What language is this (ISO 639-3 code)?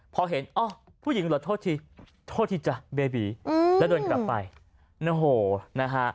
tha